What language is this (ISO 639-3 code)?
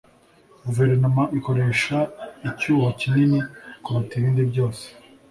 kin